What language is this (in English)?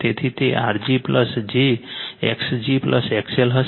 Gujarati